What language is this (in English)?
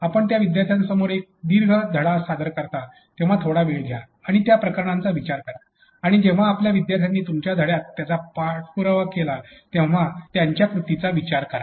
Marathi